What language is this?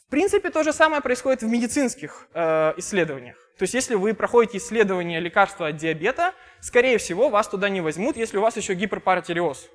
Russian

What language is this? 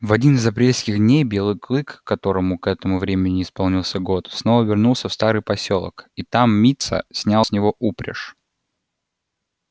Russian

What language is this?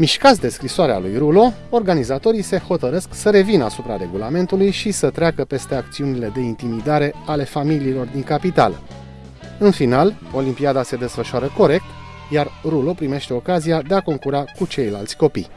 Romanian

